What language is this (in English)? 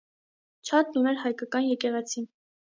Armenian